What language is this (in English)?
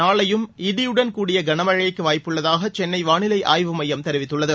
Tamil